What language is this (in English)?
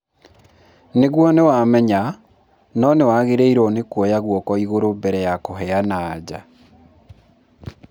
Kikuyu